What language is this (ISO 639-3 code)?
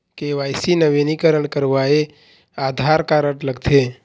hne